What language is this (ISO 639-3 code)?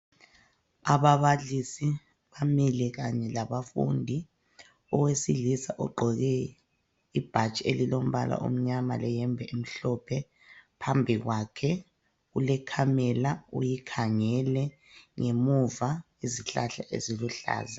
nde